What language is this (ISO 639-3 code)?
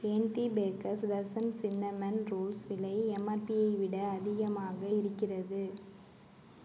tam